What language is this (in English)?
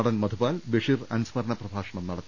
Malayalam